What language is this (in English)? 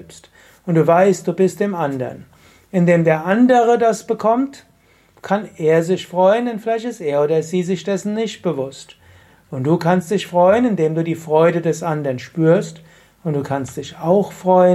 German